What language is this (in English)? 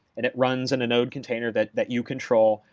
English